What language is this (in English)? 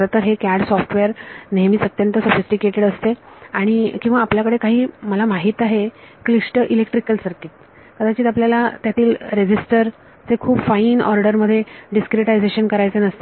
Marathi